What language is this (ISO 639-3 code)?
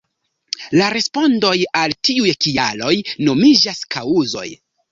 epo